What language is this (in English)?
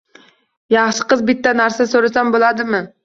Uzbek